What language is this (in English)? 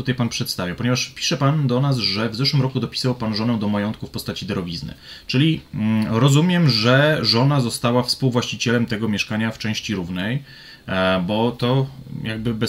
Polish